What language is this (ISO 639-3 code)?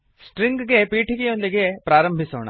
kan